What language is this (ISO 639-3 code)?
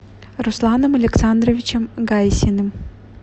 rus